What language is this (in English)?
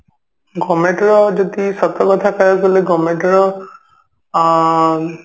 Odia